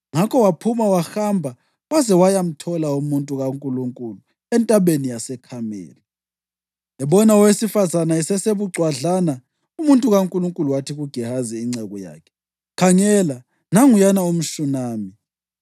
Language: North Ndebele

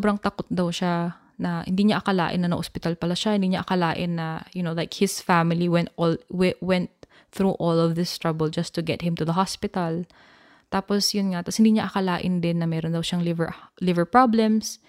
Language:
Filipino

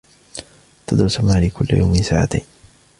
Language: Arabic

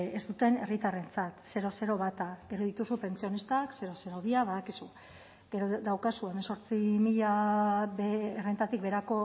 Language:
Basque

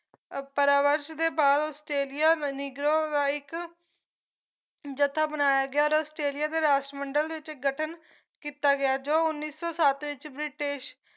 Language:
Punjabi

